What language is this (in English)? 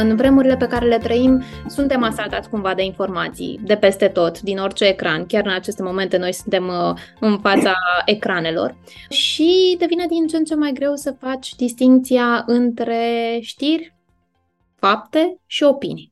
Romanian